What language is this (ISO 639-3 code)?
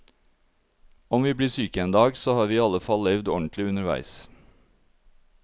nor